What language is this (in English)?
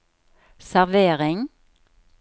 Norwegian